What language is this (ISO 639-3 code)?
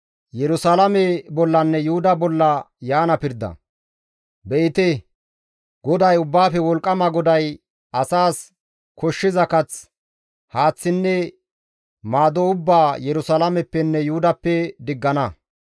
gmv